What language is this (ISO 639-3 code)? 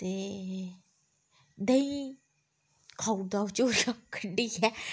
doi